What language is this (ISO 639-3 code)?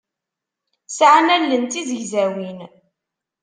kab